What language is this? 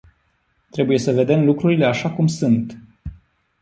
Romanian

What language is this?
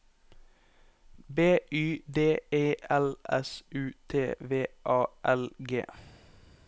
Norwegian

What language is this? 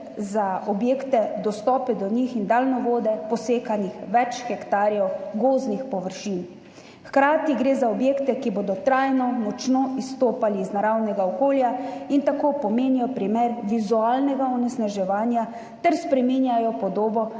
Slovenian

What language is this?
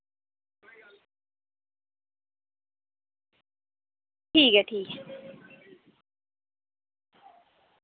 Dogri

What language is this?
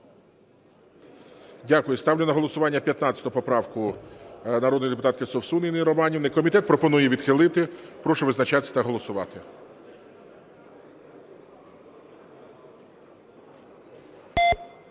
Ukrainian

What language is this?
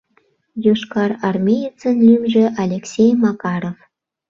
Mari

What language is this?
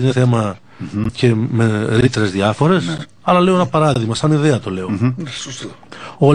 Greek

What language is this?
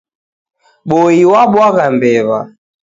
Taita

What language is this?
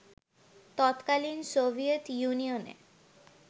Bangla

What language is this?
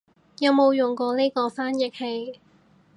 Cantonese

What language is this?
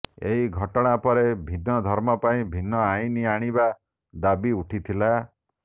Odia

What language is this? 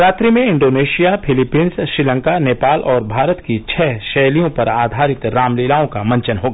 Hindi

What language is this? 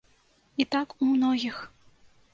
Belarusian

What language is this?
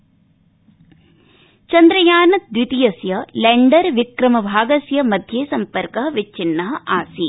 Sanskrit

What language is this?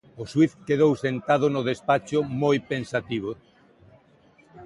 Galician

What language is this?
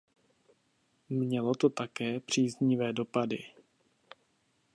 Czech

